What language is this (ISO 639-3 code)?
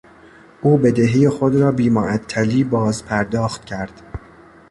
fas